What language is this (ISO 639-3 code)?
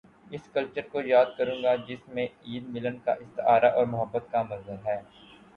urd